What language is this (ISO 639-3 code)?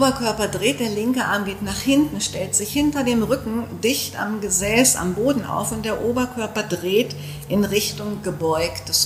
deu